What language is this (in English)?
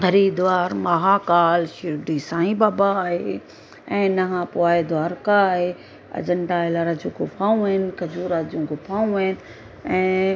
Sindhi